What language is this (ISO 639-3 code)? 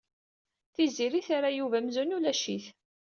kab